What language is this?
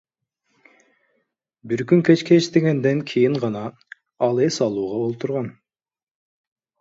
Kyrgyz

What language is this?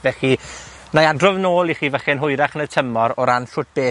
Welsh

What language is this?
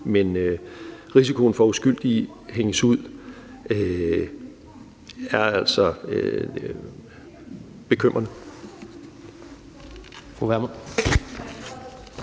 Danish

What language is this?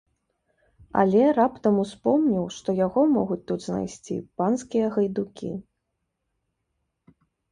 Belarusian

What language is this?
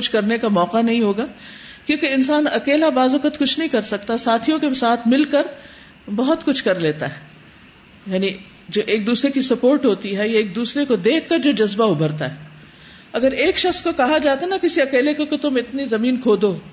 Urdu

